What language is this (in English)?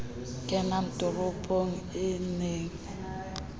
Southern Sotho